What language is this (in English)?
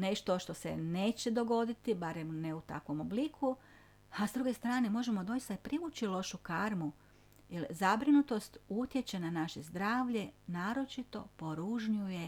Croatian